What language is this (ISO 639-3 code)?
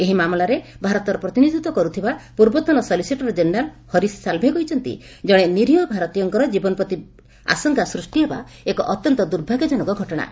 ori